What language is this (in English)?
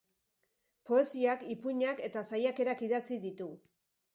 Basque